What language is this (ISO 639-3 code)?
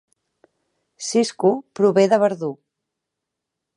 cat